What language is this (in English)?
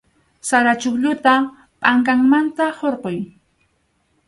Arequipa-La Unión Quechua